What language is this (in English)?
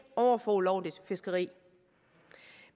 Danish